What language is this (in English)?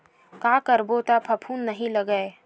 Chhattisgarhi